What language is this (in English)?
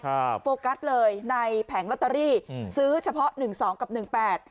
Thai